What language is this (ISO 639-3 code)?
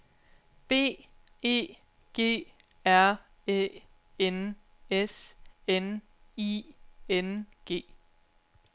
dan